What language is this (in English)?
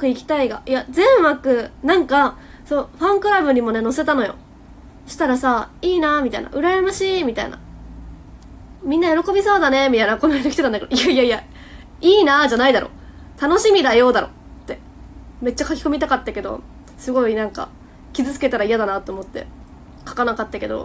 Japanese